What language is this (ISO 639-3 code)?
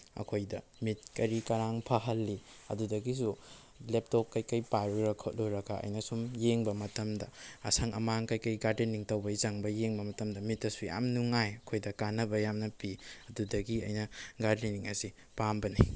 mni